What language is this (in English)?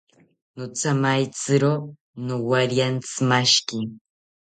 South Ucayali Ashéninka